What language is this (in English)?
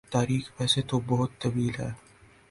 Urdu